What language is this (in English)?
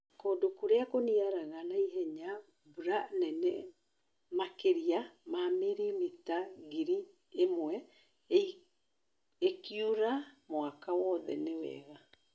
Kikuyu